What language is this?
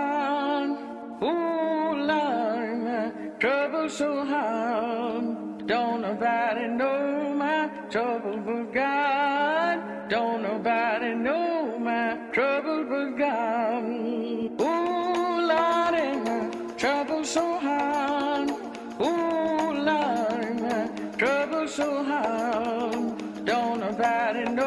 Turkish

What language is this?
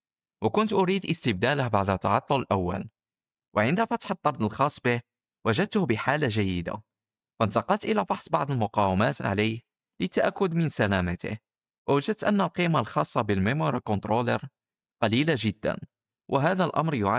Arabic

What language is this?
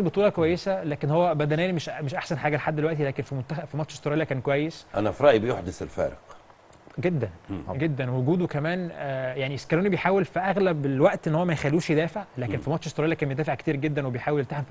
Arabic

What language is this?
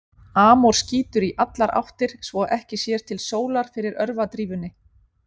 Icelandic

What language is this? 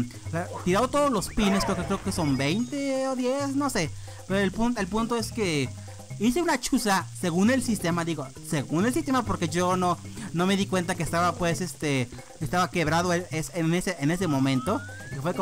Spanish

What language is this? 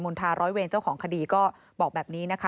Thai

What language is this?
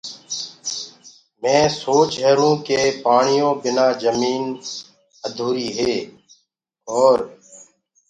Gurgula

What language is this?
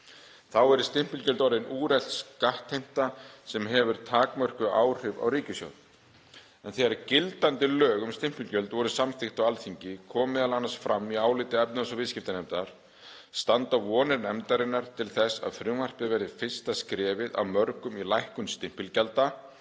Icelandic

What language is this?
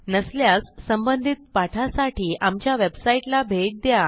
Marathi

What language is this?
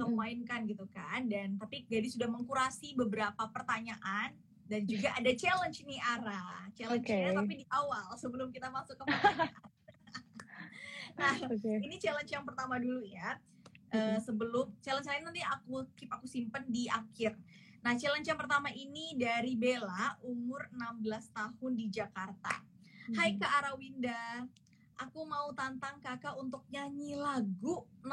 Indonesian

